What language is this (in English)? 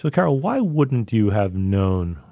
English